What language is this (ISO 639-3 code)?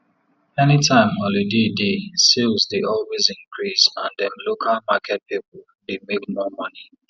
pcm